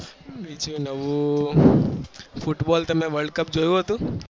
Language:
Gujarati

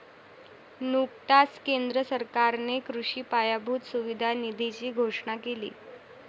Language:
Marathi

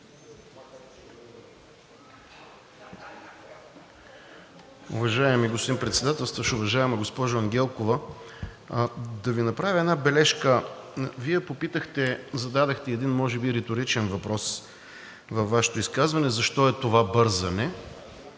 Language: Bulgarian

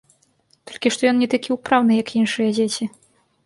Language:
Belarusian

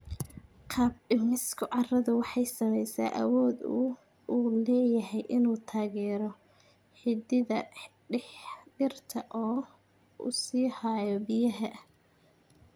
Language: Somali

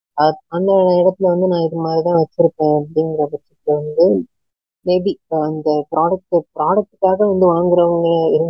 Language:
Tamil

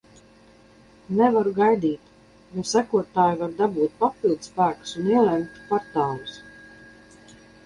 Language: Latvian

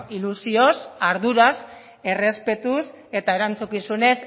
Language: Basque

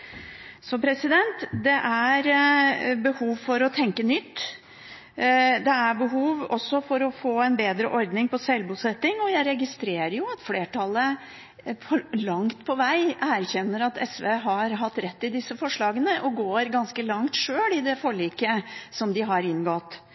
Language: Norwegian Bokmål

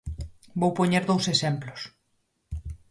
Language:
Galician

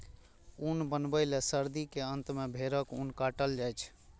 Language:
Maithili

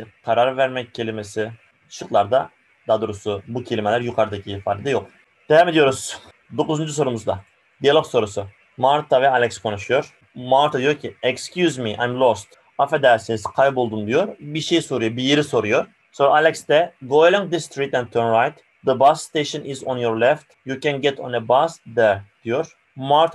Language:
Turkish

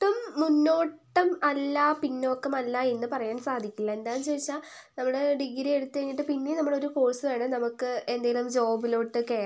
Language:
Malayalam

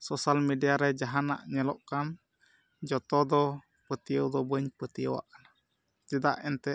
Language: Santali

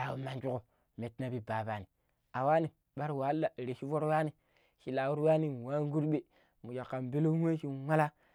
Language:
Pero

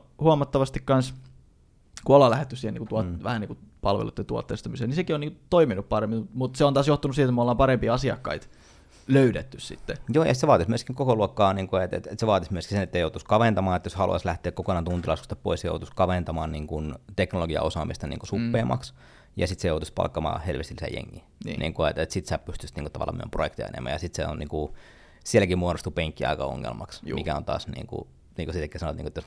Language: Finnish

